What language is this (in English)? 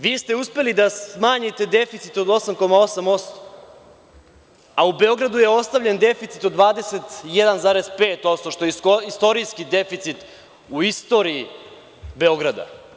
Serbian